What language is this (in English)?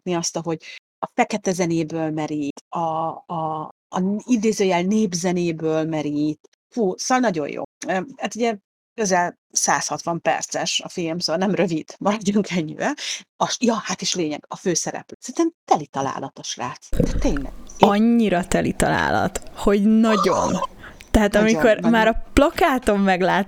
Hungarian